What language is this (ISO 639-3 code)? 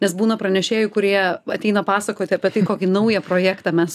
lit